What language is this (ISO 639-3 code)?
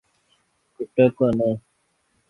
urd